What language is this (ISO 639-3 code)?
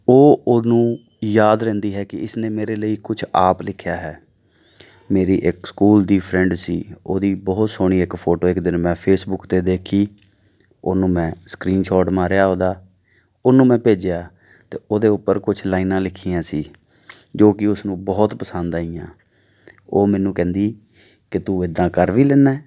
pan